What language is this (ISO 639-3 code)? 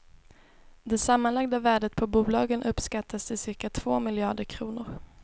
swe